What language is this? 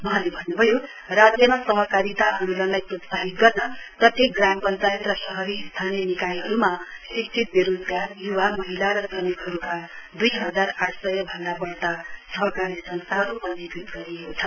Nepali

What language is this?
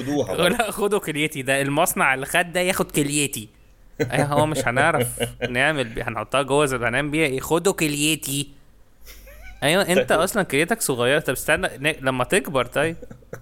Arabic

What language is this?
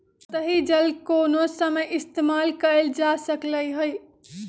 Magahi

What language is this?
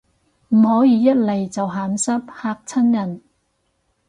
Cantonese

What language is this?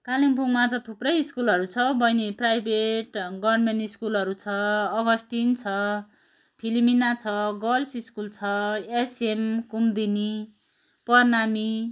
Nepali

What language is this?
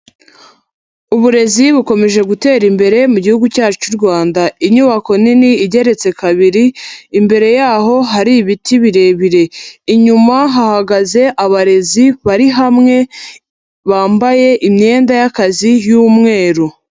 Kinyarwanda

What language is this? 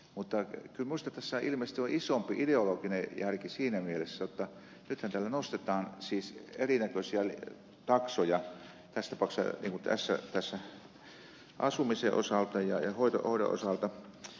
Finnish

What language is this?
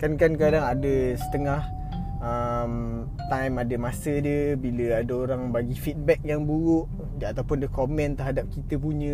Malay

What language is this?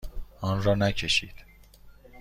Persian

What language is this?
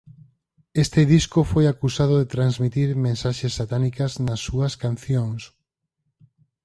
Galician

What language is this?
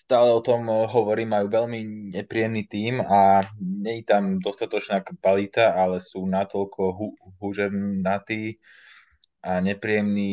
Slovak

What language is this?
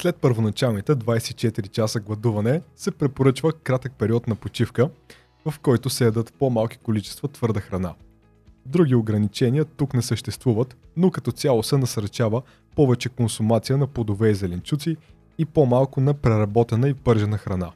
Bulgarian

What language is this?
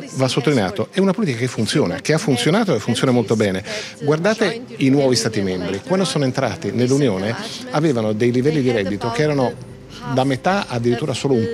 Italian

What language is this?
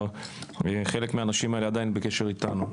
Hebrew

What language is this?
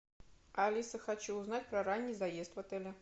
Russian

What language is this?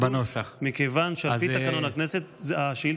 Hebrew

